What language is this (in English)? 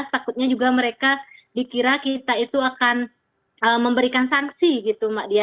Indonesian